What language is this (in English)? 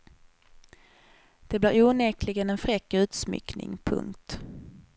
Swedish